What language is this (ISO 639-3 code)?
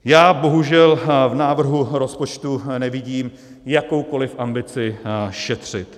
ces